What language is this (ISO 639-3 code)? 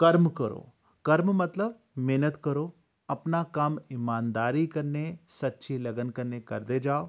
doi